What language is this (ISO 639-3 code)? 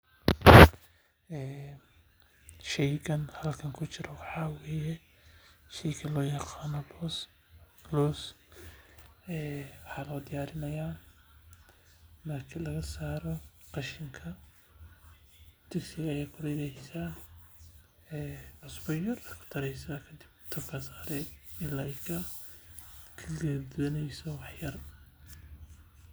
som